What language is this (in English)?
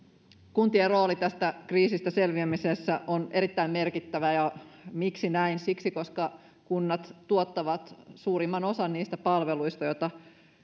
Finnish